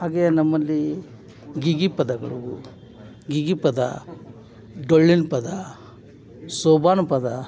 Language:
Kannada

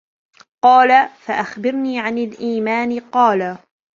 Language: Arabic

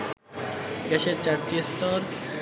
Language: Bangla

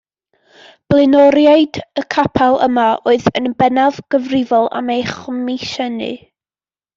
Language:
Welsh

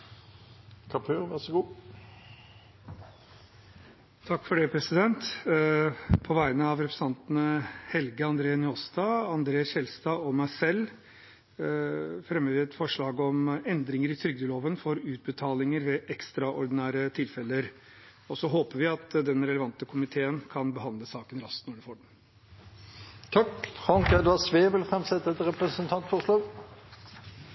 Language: Norwegian Bokmål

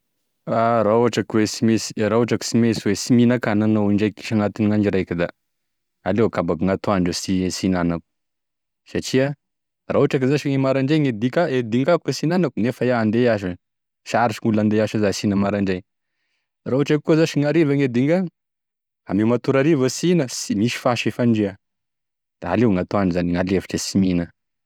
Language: Tesaka Malagasy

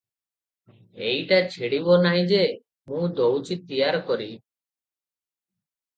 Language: Odia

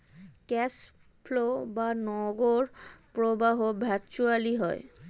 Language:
Bangla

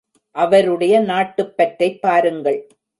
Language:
Tamil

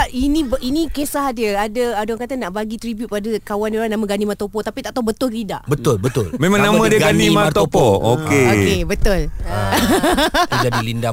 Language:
Malay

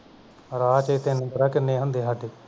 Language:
Punjabi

